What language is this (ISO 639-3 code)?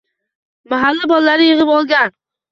uzb